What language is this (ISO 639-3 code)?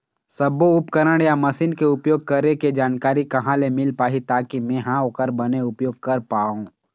hne